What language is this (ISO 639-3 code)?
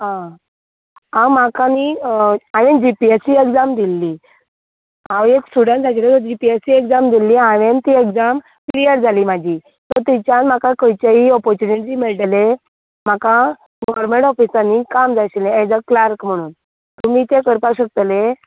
kok